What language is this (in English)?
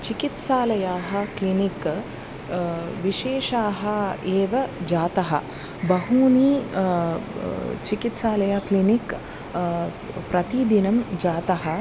Sanskrit